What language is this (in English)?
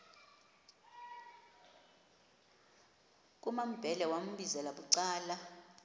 Xhosa